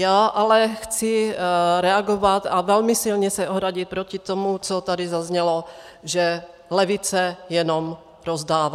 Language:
Czech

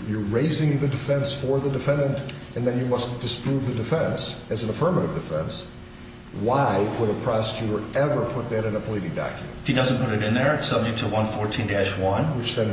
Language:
English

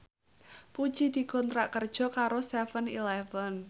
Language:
Javanese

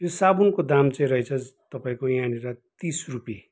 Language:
Nepali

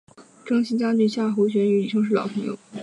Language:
Chinese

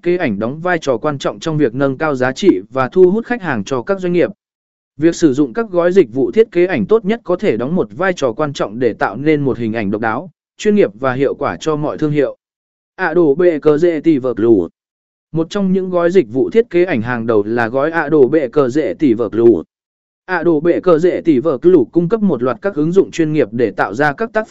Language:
Vietnamese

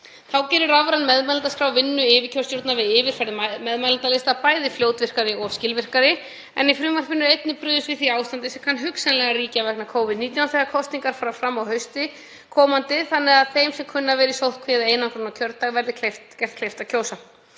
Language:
Icelandic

